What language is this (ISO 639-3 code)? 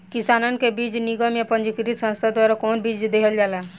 bho